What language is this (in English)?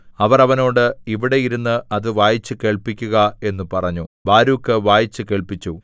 Malayalam